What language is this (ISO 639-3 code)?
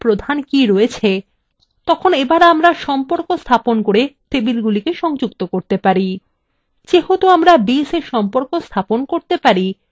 ben